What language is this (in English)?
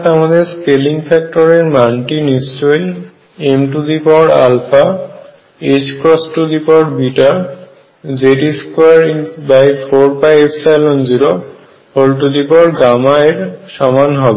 Bangla